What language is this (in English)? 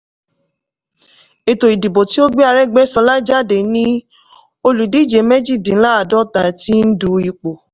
Yoruba